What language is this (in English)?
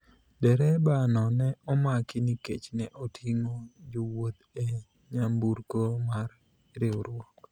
Luo (Kenya and Tanzania)